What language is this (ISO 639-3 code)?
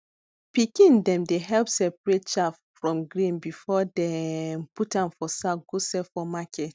pcm